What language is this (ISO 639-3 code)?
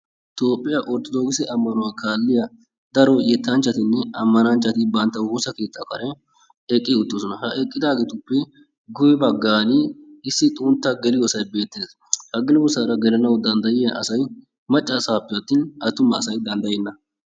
wal